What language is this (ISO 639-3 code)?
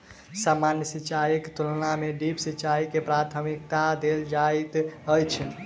mai